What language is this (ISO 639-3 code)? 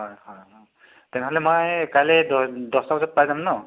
asm